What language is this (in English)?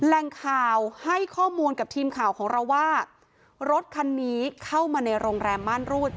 Thai